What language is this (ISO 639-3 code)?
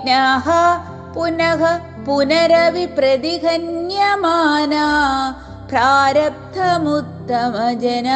mal